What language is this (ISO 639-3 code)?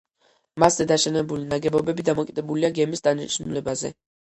kat